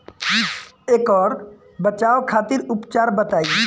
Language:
Bhojpuri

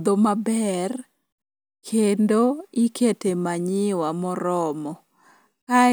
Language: Luo (Kenya and Tanzania)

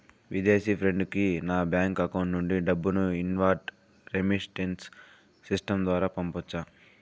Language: Telugu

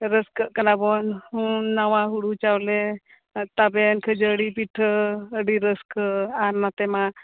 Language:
Santali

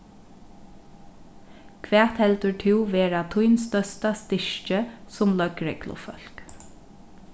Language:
Faroese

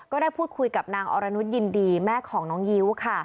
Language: Thai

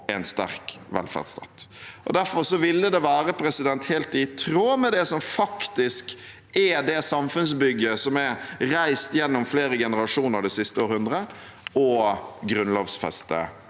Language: Norwegian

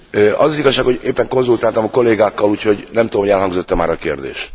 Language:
Hungarian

